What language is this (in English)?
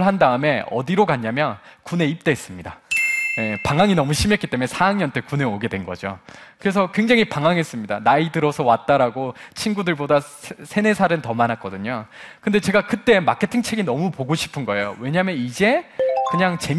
Korean